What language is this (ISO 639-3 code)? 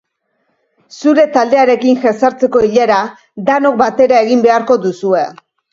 eus